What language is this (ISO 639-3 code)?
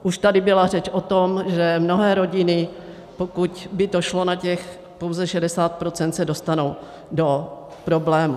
ces